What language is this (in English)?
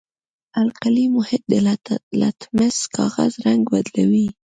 Pashto